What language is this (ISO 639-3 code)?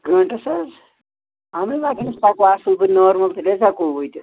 kas